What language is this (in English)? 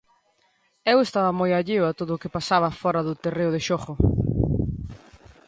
Galician